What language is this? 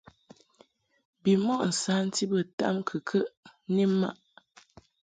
Mungaka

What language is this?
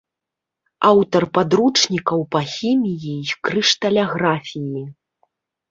Belarusian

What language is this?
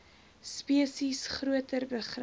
Afrikaans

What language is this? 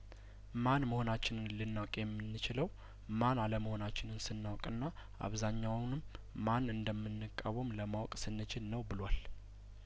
Amharic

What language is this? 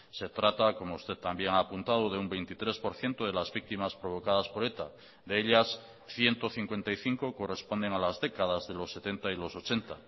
Spanish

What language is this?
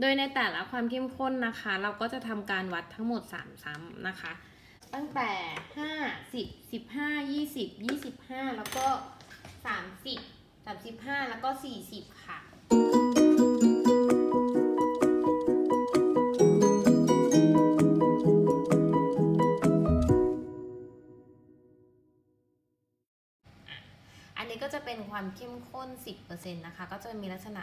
Thai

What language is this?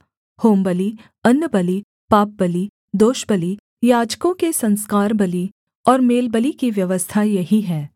Hindi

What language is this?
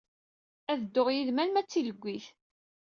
Kabyle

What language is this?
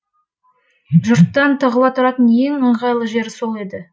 Kazakh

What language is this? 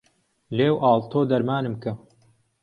Central Kurdish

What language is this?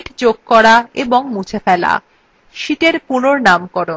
Bangla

